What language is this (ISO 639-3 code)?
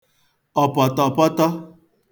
ibo